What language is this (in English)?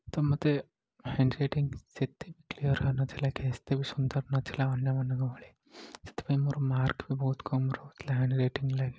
Odia